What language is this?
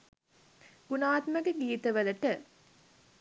Sinhala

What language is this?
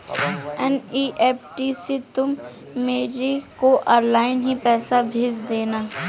Hindi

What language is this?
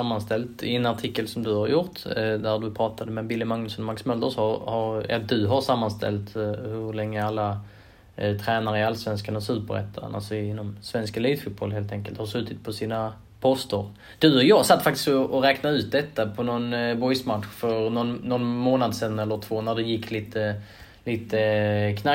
Swedish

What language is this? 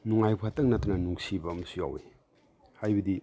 Manipuri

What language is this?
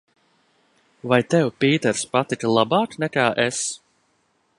Latvian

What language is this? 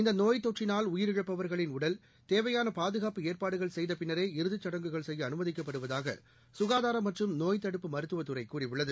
Tamil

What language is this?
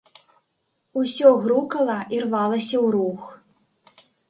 Belarusian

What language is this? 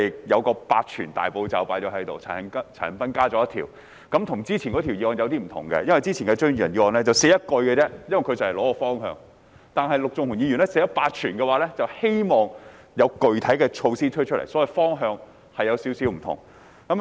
Cantonese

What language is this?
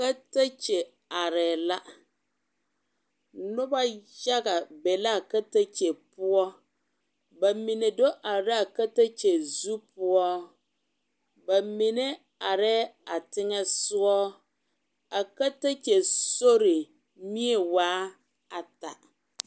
Southern Dagaare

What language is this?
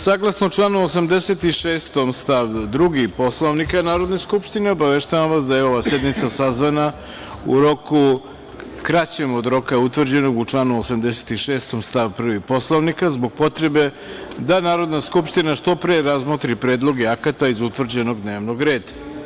Serbian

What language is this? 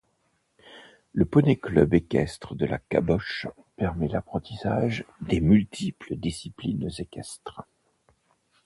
French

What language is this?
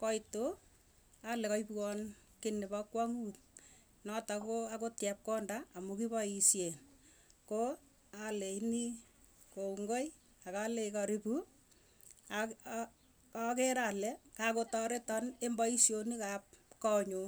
Tugen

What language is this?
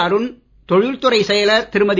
Tamil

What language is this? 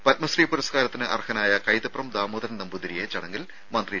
Malayalam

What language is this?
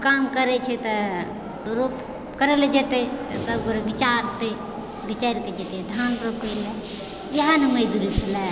Maithili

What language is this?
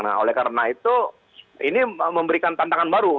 Indonesian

